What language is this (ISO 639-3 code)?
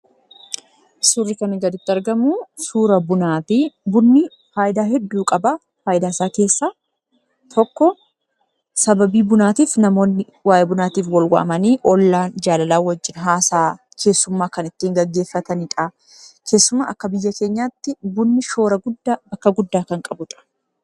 orm